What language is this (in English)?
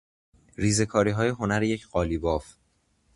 Persian